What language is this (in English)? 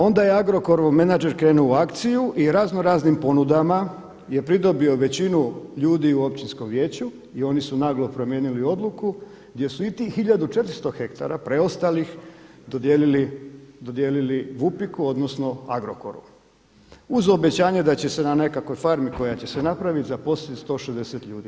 Croatian